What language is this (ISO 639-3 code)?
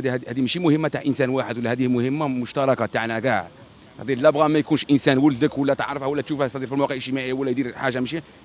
ara